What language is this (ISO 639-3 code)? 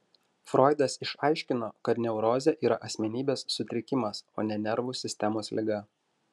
lit